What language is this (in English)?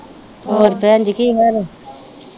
Punjabi